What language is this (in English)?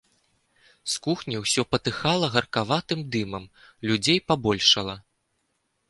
Belarusian